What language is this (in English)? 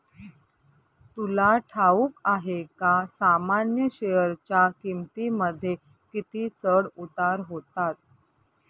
Marathi